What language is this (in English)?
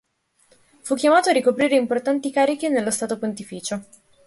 Italian